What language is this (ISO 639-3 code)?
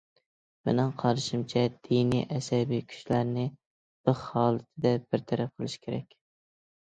uig